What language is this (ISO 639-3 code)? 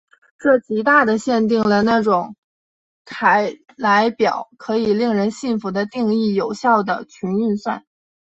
zho